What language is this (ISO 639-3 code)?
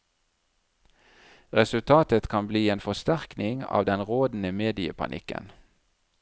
nor